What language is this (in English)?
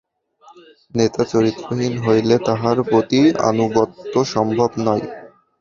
Bangla